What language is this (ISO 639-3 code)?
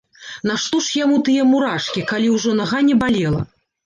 bel